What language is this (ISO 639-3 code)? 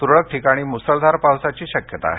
mar